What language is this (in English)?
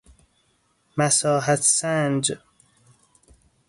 Persian